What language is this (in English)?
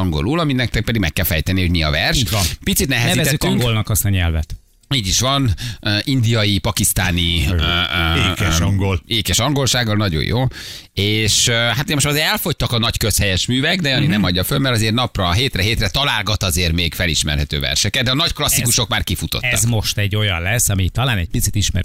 Hungarian